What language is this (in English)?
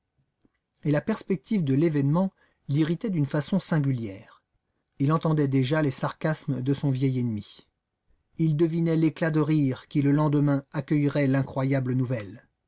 French